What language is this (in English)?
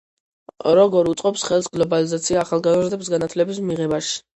Georgian